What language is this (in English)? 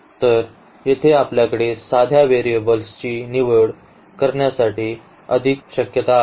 Marathi